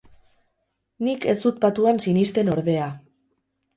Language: Basque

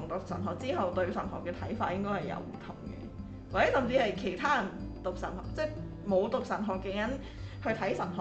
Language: Chinese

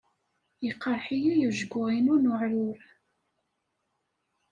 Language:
Kabyle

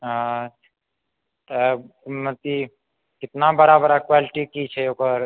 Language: Maithili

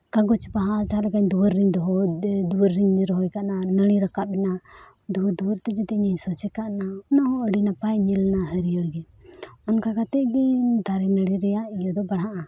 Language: Santali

